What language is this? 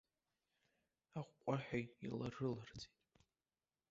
Abkhazian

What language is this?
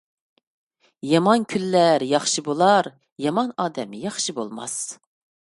Uyghur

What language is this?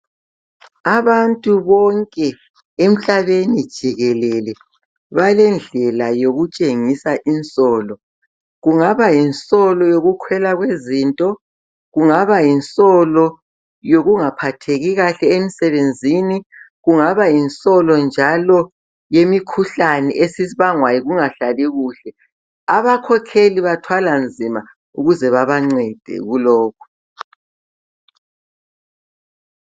North Ndebele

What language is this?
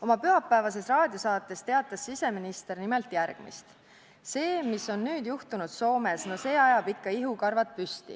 Estonian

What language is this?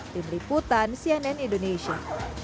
Indonesian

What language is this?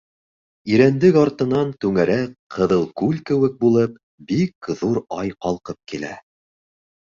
Bashkir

